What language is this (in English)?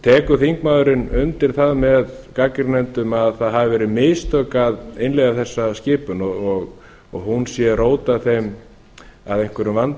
Icelandic